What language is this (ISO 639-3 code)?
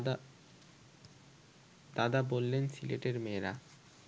ben